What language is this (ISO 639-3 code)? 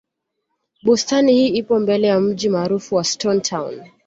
swa